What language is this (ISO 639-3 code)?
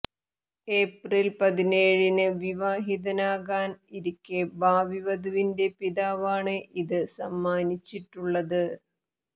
mal